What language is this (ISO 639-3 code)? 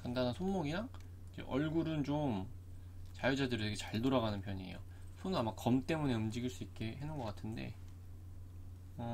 kor